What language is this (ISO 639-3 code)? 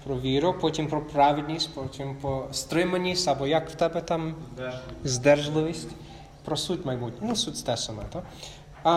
ukr